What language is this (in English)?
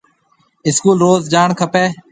Marwari (Pakistan)